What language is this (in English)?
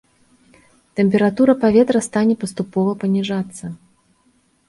Belarusian